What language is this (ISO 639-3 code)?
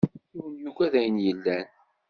kab